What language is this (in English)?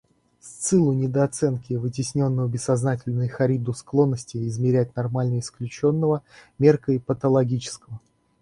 Russian